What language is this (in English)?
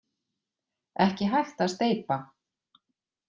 Icelandic